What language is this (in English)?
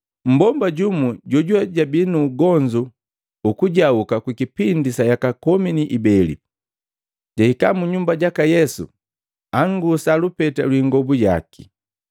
Matengo